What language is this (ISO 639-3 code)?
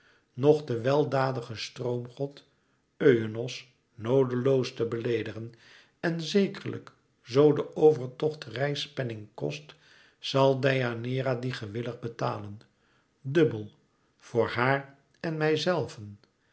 nld